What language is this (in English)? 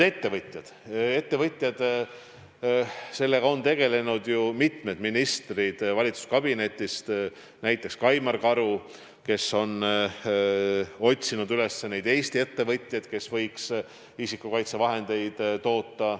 Estonian